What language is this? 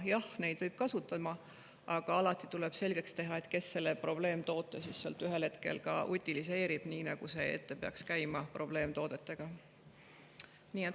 Estonian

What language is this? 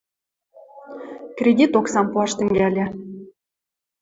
Western Mari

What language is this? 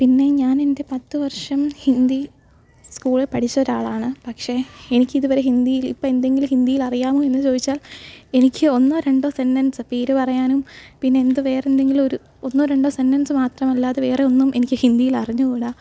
Malayalam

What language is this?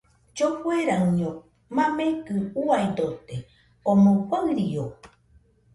Nüpode Huitoto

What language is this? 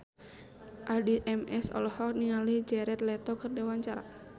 Sundanese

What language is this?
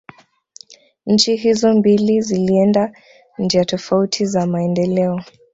Swahili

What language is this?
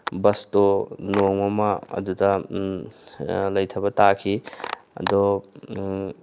Manipuri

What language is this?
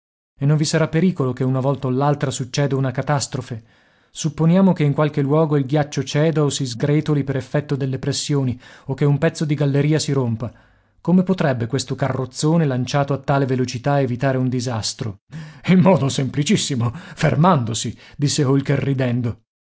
Italian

